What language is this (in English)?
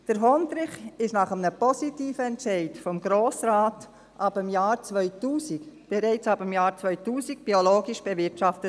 Swiss German